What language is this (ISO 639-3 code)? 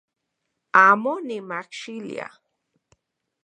ncx